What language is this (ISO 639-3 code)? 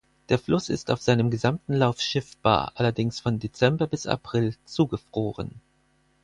deu